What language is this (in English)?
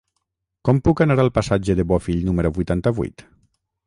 Catalan